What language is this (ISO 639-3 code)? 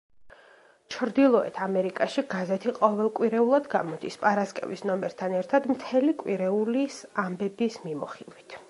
kat